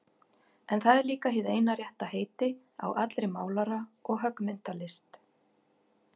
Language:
Icelandic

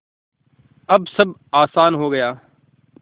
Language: Hindi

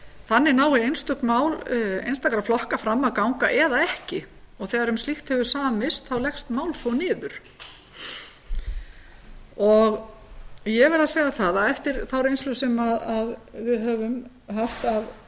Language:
Icelandic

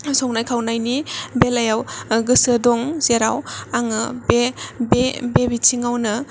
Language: Bodo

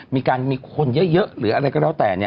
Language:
Thai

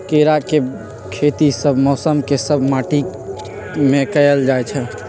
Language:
Magahi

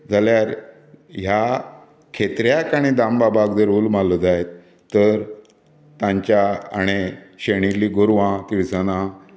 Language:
Konkani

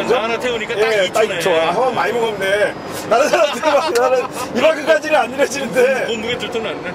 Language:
Korean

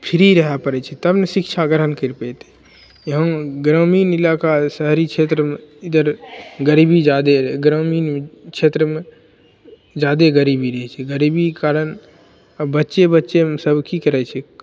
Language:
Maithili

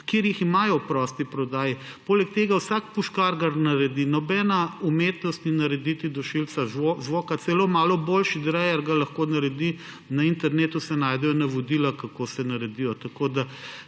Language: Slovenian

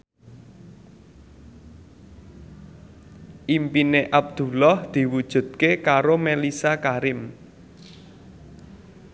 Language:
Javanese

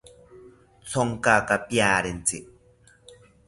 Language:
South Ucayali Ashéninka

